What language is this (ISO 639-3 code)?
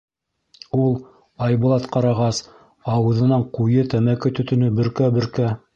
bak